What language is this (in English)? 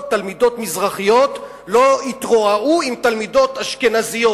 Hebrew